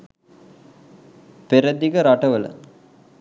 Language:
Sinhala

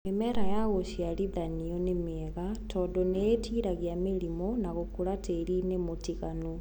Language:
Kikuyu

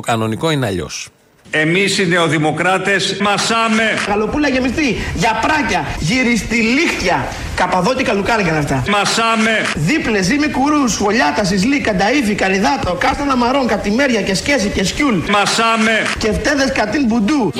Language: Greek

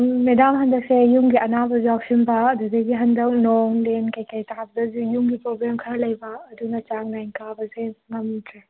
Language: Manipuri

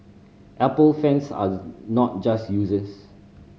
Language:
English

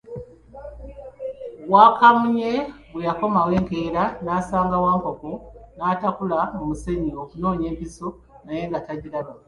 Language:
Ganda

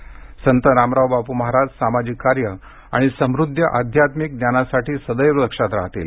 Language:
Marathi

